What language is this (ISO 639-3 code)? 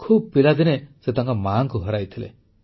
ori